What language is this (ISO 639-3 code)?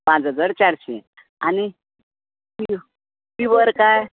kok